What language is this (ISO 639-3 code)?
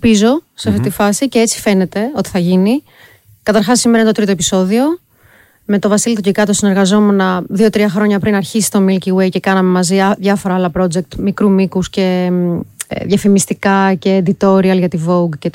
ell